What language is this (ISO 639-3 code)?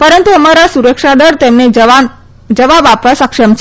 guj